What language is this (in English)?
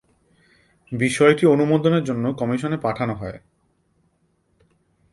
Bangla